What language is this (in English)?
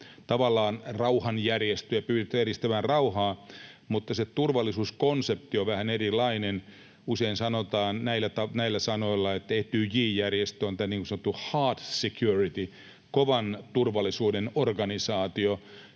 Finnish